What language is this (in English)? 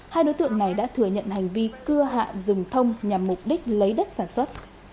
Vietnamese